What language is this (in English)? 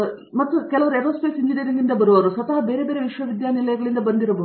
Kannada